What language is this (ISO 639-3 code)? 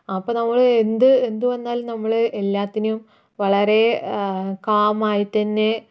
mal